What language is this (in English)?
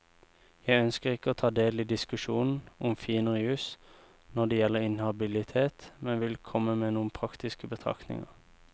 Norwegian